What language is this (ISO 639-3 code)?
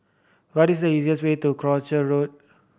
eng